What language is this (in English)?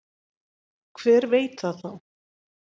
Icelandic